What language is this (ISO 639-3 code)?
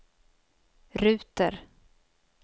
swe